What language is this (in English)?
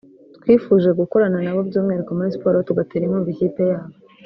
Kinyarwanda